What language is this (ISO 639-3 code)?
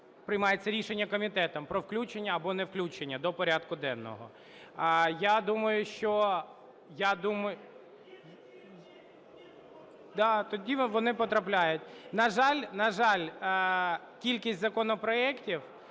ukr